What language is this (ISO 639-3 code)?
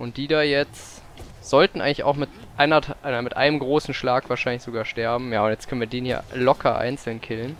deu